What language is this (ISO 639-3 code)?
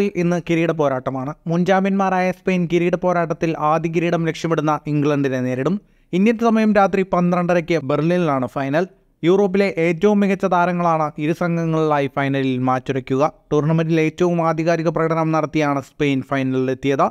mal